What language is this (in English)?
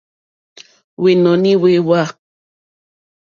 Mokpwe